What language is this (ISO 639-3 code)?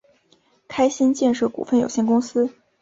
zho